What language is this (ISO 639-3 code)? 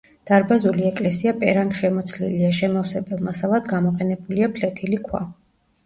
kat